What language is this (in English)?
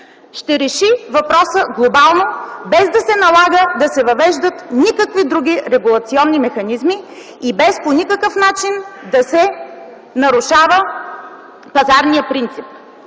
Bulgarian